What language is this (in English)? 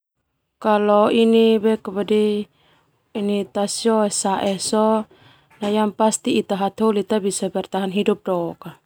Termanu